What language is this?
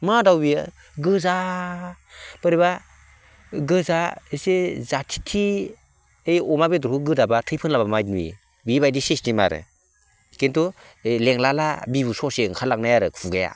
Bodo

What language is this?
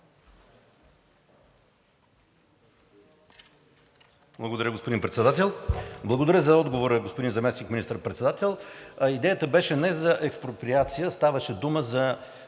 Bulgarian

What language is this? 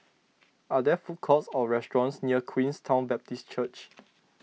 English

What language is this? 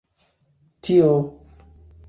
Esperanto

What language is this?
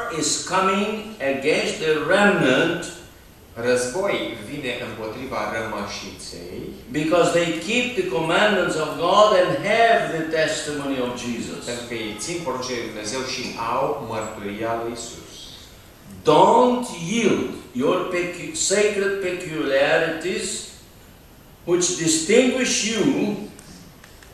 Romanian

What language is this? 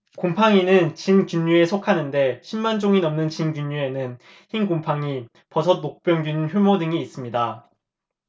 Korean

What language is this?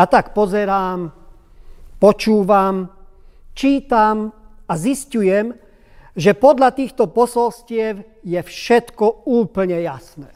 Slovak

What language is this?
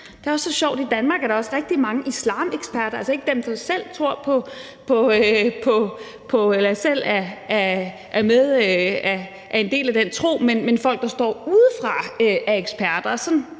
Danish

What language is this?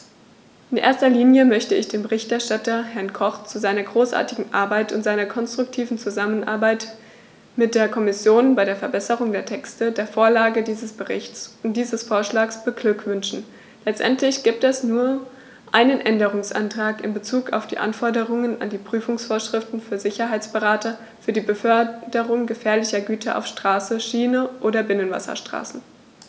German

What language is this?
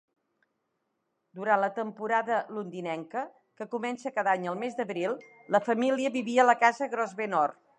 Catalan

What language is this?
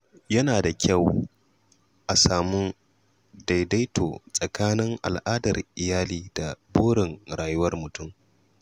Hausa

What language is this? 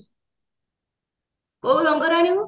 Odia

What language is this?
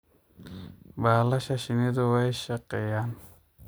Somali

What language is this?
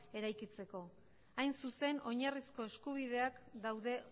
Basque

